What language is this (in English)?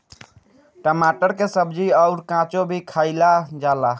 Bhojpuri